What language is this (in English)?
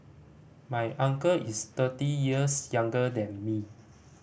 English